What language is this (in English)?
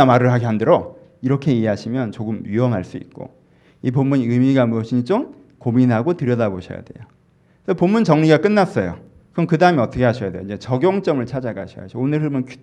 Korean